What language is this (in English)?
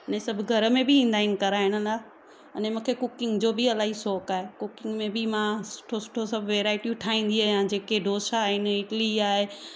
Sindhi